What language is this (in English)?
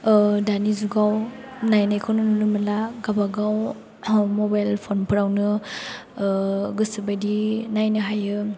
Bodo